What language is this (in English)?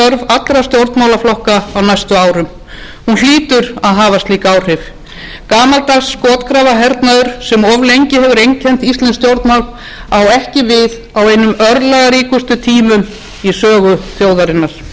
Icelandic